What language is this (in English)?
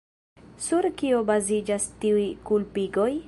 Esperanto